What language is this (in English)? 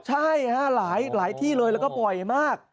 Thai